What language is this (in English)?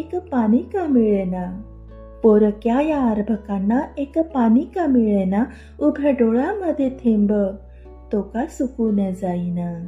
Marathi